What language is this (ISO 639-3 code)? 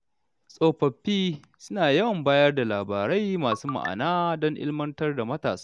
hau